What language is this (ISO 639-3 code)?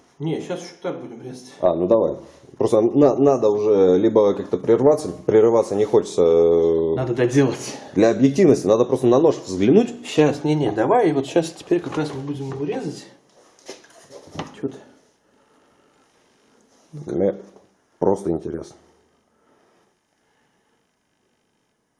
rus